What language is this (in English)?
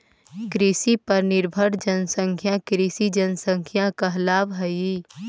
Magahi